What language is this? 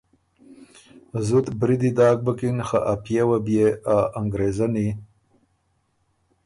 Ormuri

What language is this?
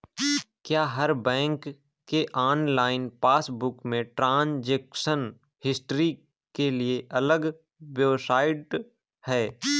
Hindi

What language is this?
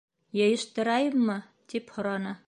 Bashkir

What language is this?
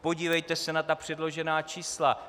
Czech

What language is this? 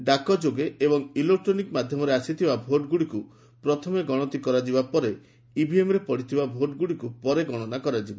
Odia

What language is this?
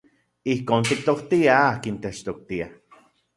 Central Puebla Nahuatl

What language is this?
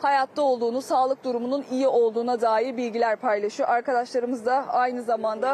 Turkish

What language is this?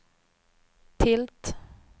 Swedish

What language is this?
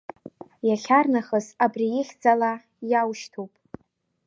Abkhazian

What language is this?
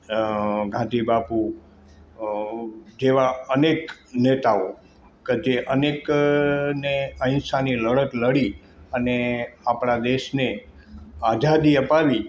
Gujarati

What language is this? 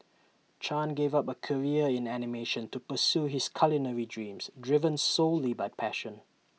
English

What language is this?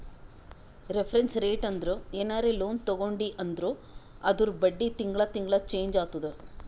Kannada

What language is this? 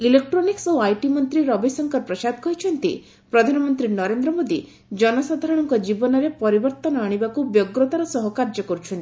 Odia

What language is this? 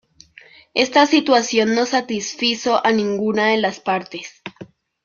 Spanish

